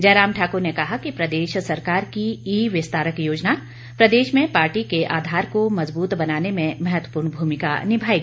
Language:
Hindi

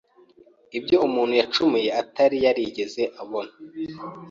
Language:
Kinyarwanda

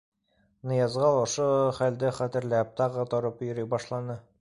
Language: Bashkir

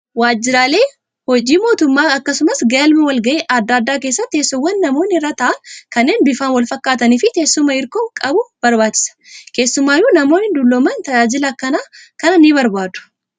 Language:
Oromo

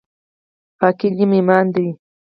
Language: Pashto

